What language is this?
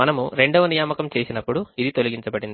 Telugu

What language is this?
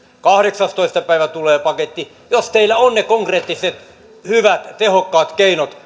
Finnish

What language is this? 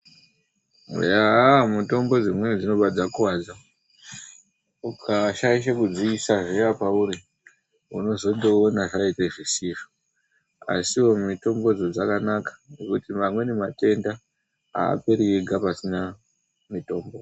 Ndau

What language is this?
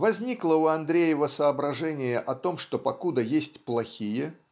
Russian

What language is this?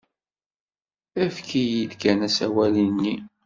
Kabyle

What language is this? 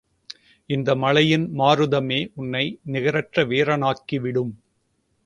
Tamil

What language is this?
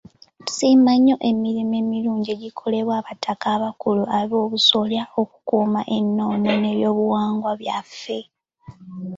Ganda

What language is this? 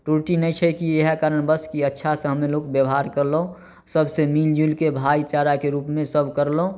Maithili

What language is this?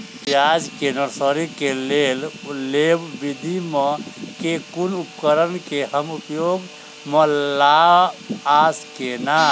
Maithili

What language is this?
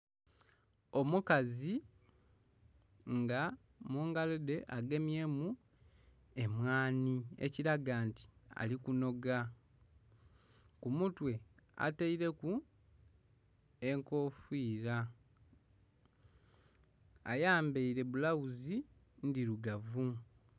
Soga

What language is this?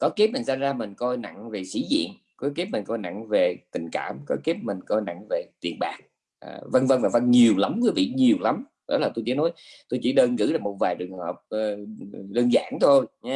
Vietnamese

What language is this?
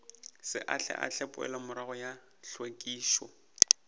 Northern Sotho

